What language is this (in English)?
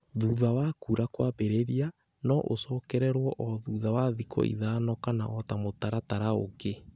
Kikuyu